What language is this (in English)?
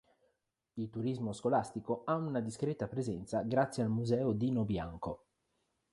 Italian